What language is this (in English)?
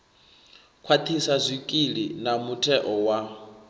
Venda